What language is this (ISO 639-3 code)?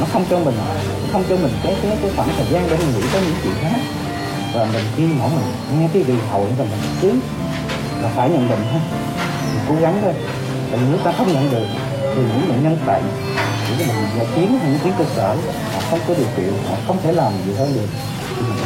vie